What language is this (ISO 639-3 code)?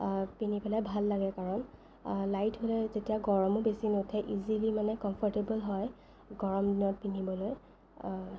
asm